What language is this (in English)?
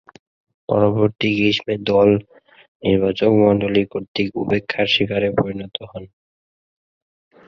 Bangla